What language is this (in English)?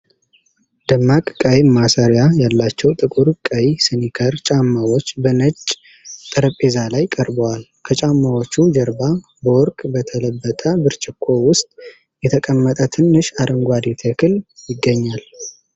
Amharic